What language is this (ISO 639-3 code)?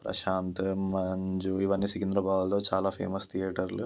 tel